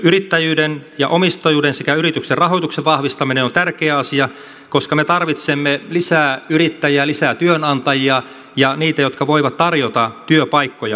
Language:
Finnish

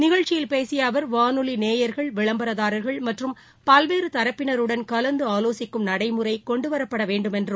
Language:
Tamil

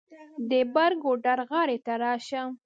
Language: Pashto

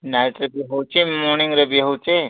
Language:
Odia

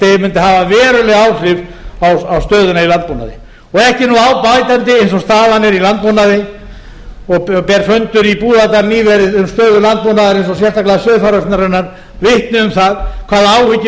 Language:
Icelandic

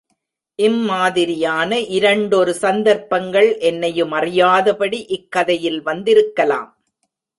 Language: Tamil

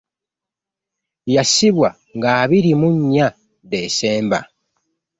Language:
Ganda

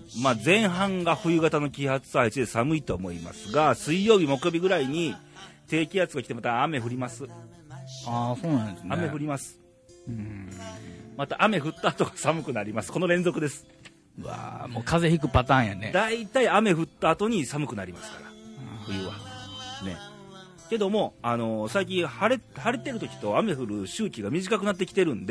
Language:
Japanese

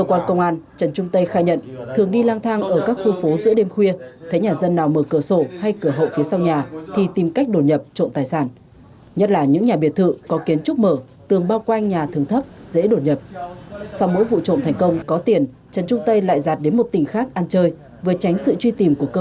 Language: Vietnamese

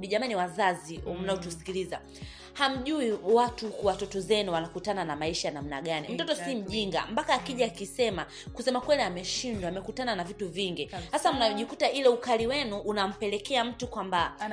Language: Swahili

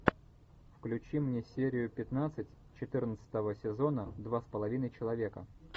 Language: Russian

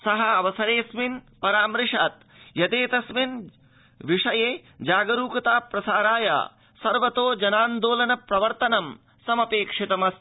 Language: Sanskrit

